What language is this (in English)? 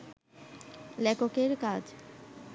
Bangla